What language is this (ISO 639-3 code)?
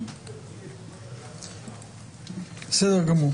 heb